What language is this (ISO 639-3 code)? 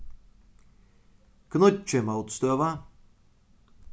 fao